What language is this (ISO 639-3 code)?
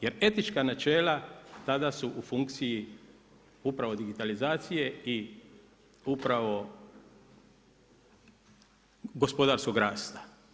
hrv